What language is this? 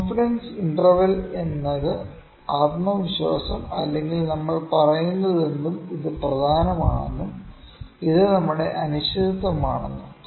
Malayalam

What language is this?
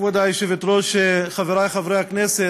Hebrew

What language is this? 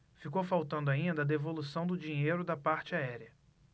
Portuguese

